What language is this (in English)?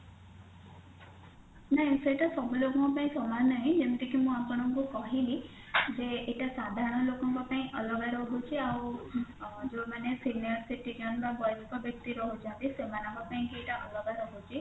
Odia